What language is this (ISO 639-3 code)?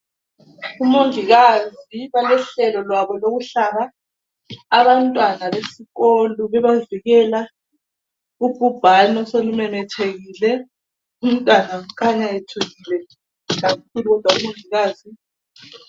nde